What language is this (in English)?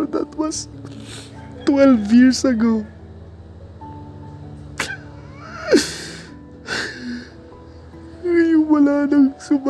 Filipino